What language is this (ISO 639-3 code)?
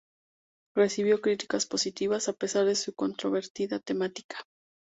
spa